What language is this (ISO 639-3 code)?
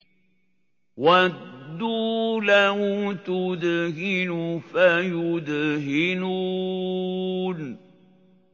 ara